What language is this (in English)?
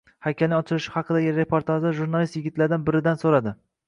Uzbek